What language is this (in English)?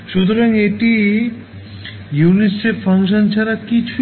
Bangla